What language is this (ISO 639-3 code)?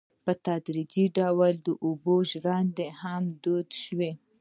pus